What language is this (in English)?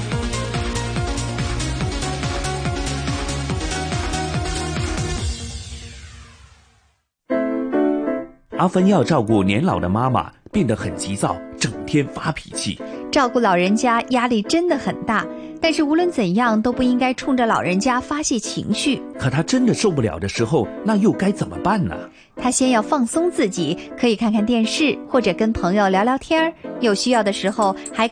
Chinese